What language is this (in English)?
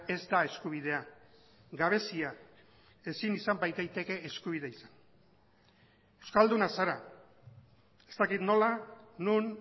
Basque